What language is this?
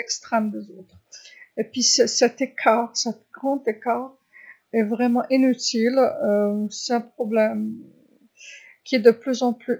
Algerian Arabic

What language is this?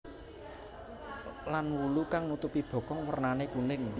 Javanese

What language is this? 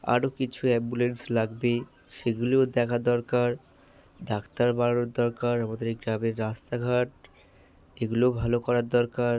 Bangla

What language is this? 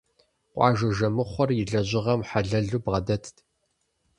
Kabardian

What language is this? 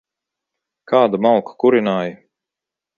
Latvian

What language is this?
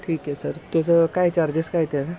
Marathi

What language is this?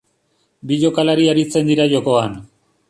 Basque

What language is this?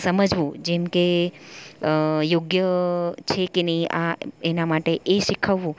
Gujarati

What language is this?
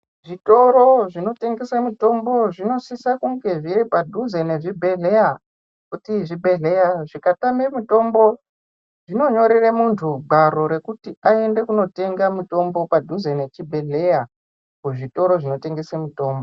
Ndau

